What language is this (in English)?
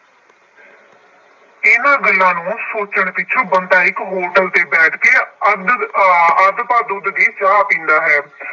Punjabi